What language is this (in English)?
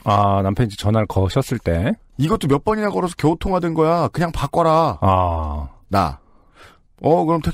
Korean